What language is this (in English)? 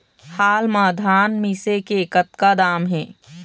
Chhattisgarhi